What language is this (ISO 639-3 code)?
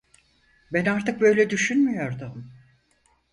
tur